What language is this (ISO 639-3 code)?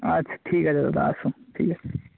ben